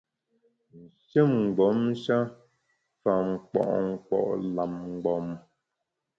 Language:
Bamun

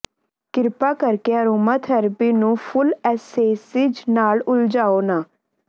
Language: Punjabi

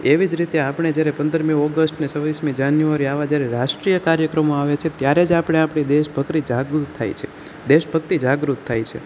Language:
Gujarati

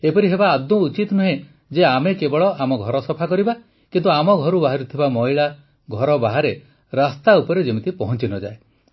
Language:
Odia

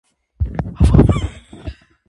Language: Armenian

